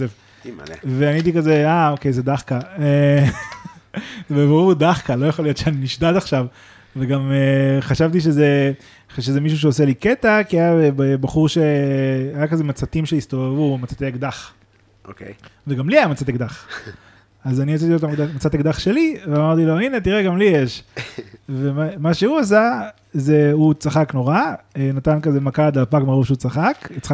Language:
Hebrew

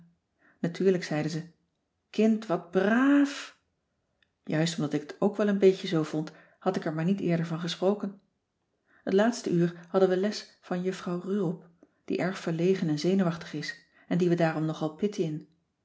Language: Dutch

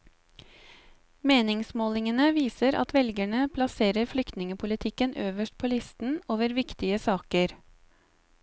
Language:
Norwegian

